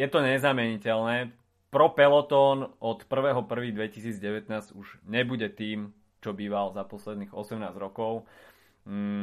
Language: Slovak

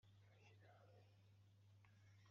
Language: Kabyle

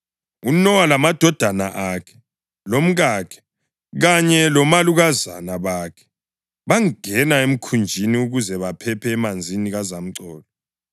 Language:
North Ndebele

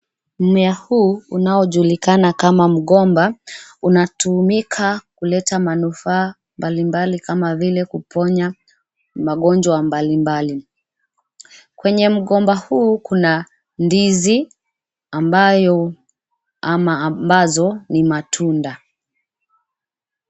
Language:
Swahili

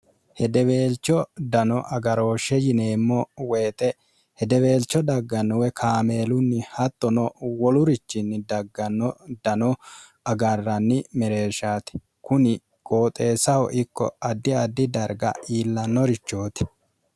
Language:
Sidamo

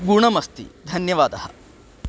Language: Sanskrit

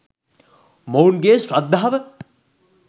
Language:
Sinhala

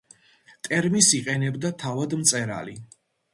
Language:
Georgian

